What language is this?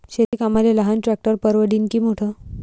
Marathi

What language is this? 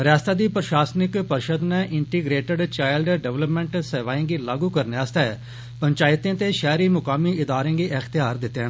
Dogri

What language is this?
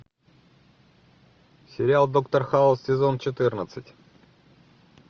Russian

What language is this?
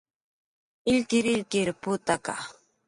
Jaqaru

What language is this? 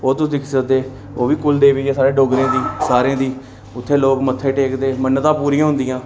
Dogri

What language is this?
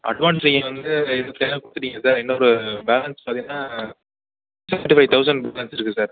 Tamil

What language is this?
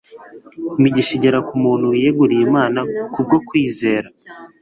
Kinyarwanda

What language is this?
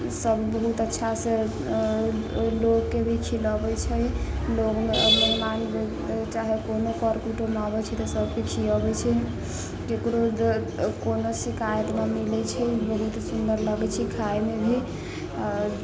Maithili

